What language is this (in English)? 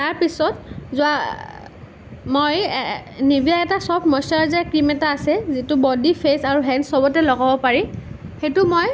Assamese